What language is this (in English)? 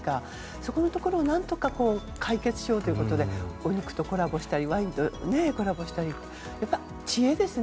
Japanese